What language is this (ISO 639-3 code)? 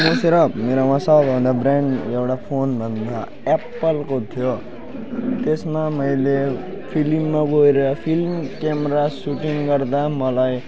nep